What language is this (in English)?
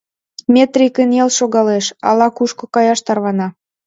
Mari